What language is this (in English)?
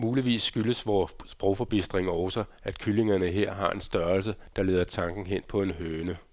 Danish